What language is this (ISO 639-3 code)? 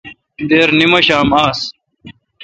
xka